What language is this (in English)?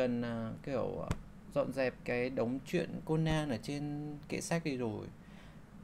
Vietnamese